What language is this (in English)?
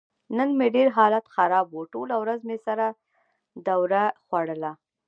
Pashto